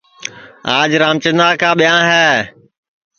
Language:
Sansi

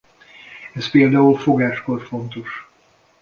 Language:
Hungarian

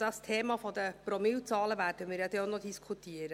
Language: Swiss German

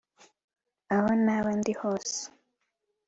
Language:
Kinyarwanda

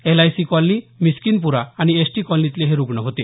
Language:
Marathi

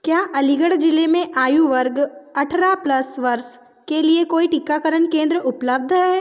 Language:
Hindi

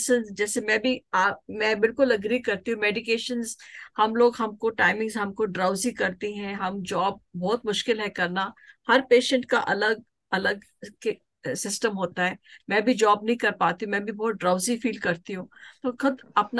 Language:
Hindi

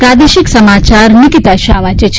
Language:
Gujarati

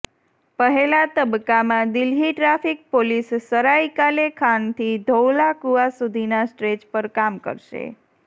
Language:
Gujarati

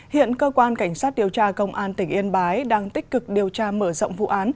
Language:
Vietnamese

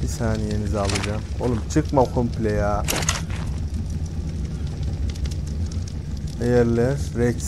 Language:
Turkish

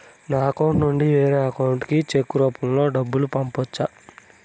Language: Telugu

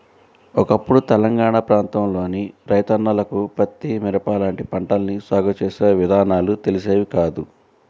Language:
Telugu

